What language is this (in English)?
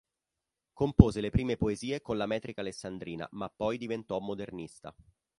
Italian